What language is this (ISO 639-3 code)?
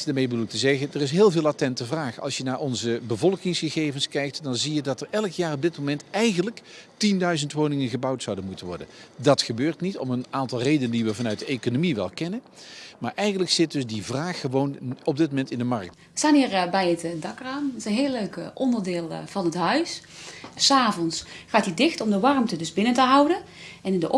nld